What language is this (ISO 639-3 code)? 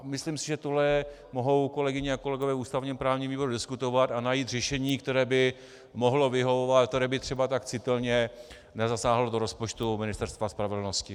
ces